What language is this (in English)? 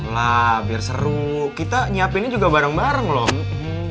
Indonesian